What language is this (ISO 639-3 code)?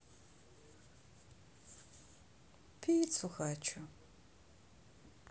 rus